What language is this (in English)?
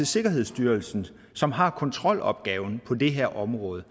Danish